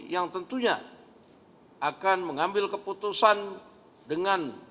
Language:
Indonesian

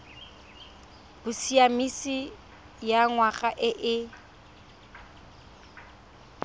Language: Tswana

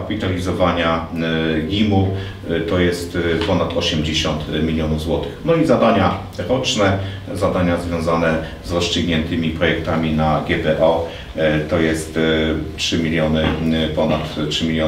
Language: Polish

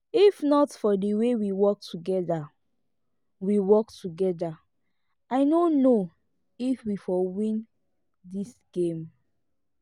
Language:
Nigerian Pidgin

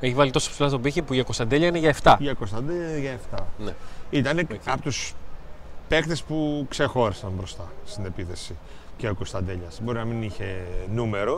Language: Greek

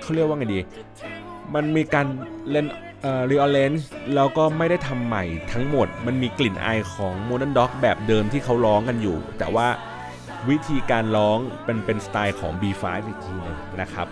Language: Thai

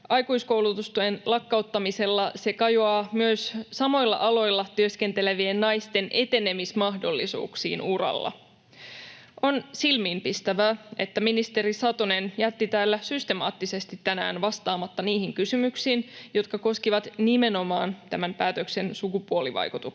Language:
Finnish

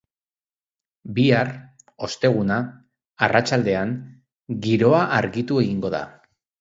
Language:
Basque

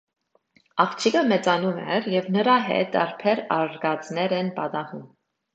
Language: Armenian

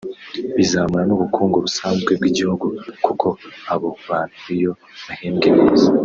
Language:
Kinyarwanda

